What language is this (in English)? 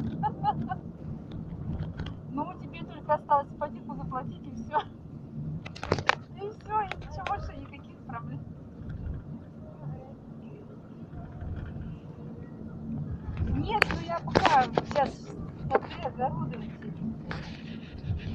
Russian